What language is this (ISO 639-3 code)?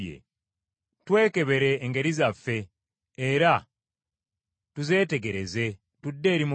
lug